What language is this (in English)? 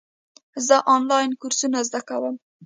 Pashto